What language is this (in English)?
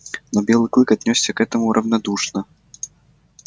Russian